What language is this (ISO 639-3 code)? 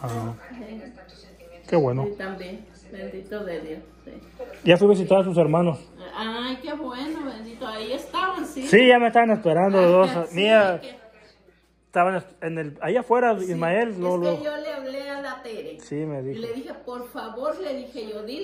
spa